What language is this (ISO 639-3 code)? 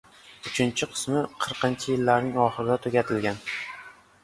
uzb